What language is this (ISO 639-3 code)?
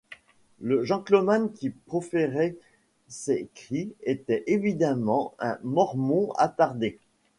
fra